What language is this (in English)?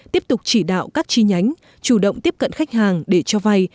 Vietnamese